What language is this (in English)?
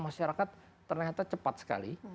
Indonesian